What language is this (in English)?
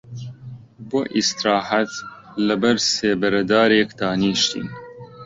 Central Kurdish